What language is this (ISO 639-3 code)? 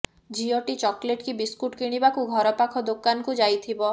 ori